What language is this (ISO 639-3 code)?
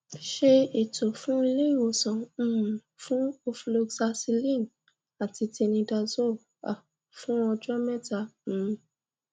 yor